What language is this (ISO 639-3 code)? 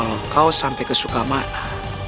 ind